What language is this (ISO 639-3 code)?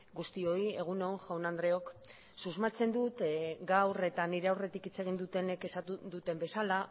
eus